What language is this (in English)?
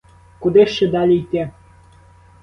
Ukrainian